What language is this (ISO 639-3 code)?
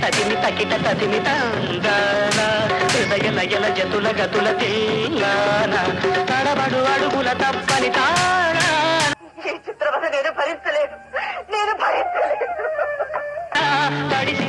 tel